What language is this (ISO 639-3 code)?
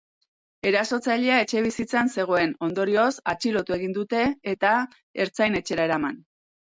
eus